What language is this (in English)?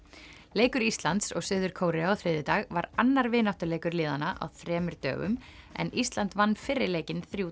Icelandic